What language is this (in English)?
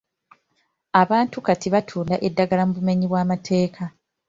Ganda